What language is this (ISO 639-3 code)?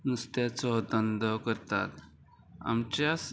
kok